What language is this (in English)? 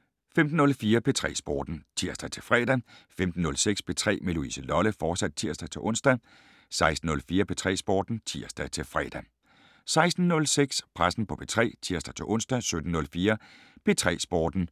Danish